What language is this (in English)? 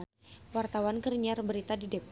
Sundanese